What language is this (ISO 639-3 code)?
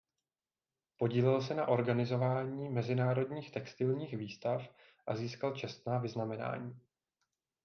ces